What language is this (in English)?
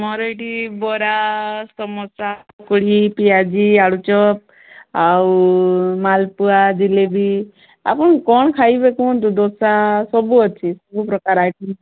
Odia